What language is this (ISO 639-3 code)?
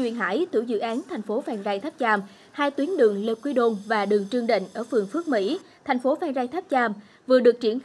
vie